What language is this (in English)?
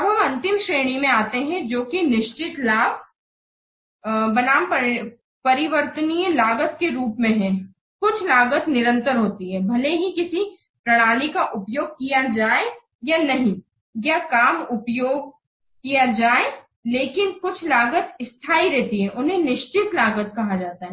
Hindi